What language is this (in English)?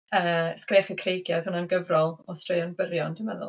Welsh